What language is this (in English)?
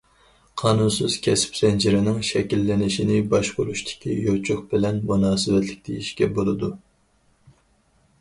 Uyghur